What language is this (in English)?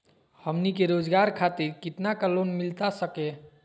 Magahi